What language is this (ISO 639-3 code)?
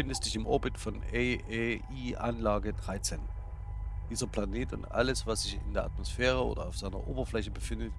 deu